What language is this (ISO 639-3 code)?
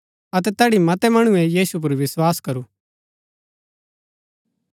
gbk